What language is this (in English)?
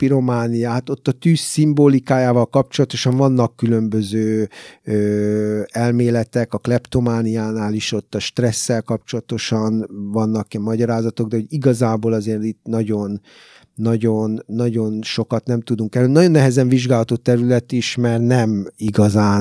Hungarian